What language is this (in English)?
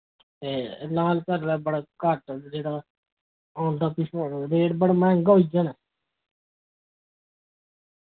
Dogri